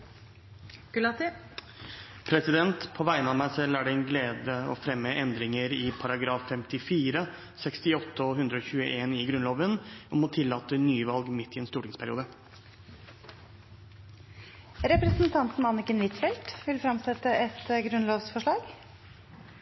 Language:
Norwegian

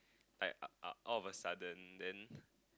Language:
English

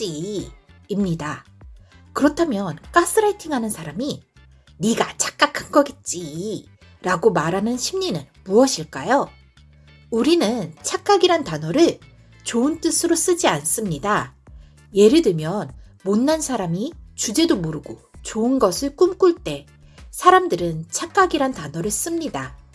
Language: Korean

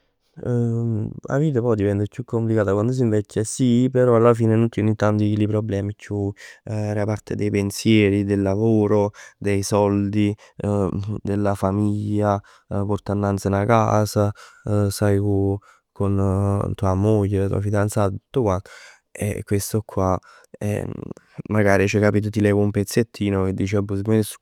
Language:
Neapolitan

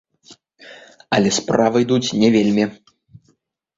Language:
Belarusian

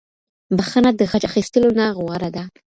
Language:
Pashto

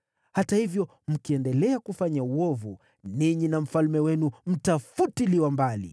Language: Swahili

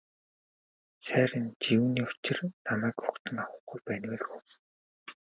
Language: Mongolian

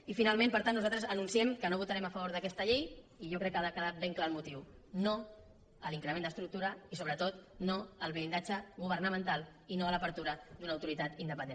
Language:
Catalan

